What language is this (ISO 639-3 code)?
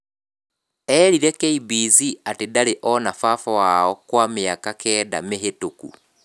kik